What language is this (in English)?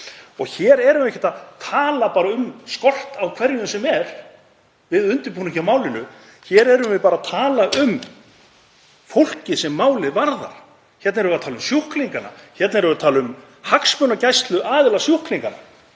Icelandic